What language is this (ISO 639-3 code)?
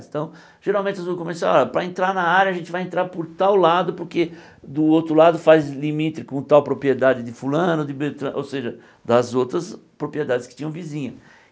por